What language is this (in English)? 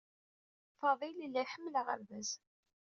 Kabyle